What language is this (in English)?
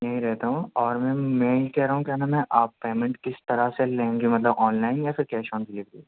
Urdu